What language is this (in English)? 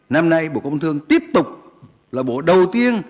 Vietnamese